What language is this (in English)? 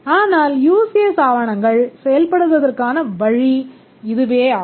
Tamil